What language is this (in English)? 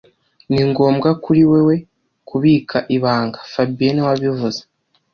Kinyarwanda